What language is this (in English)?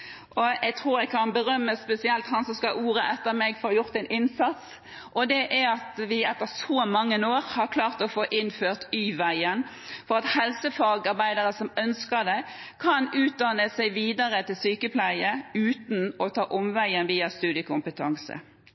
Norwegian Bokmål